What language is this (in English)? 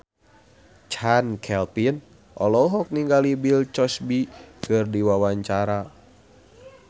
Sundanese